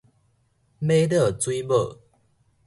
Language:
Min Nan Chinese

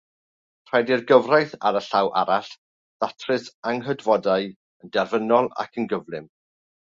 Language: Welsh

